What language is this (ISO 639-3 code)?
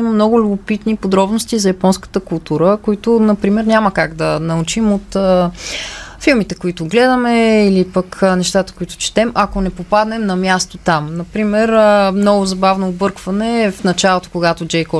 bul